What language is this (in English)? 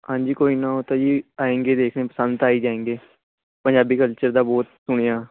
Punjabi